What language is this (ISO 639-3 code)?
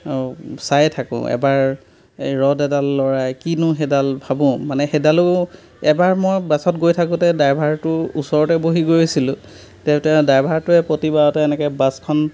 asm